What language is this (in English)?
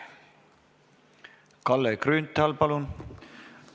Estonian